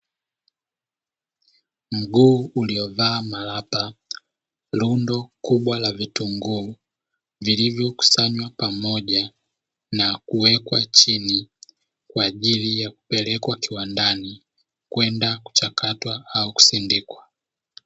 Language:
Swahili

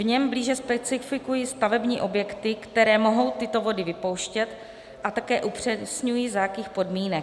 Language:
Czech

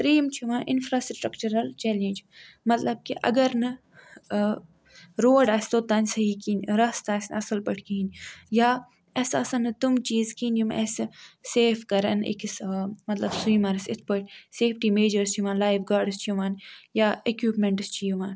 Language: Kashmiri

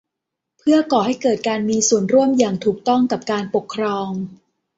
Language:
Thai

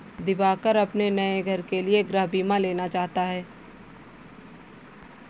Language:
Hindi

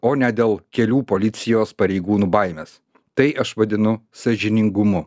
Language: Lithuanian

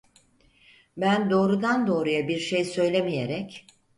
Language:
Turkish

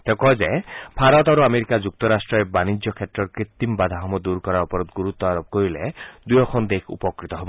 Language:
Assamese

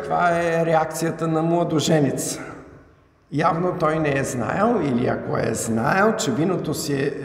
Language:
Bulgarian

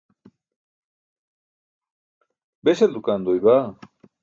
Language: Burushaski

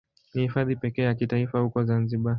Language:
Swahili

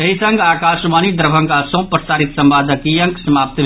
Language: Maithili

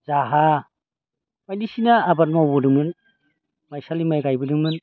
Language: Bodo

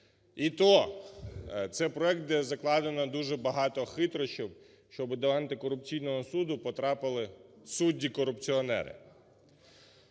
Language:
Ukrainian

